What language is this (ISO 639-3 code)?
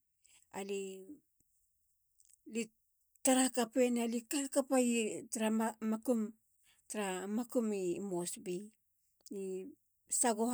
hla